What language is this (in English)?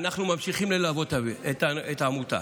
Hebrew